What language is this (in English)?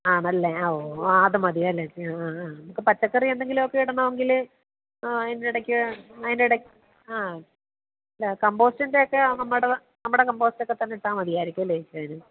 Malayalam